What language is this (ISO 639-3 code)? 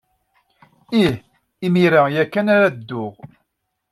kab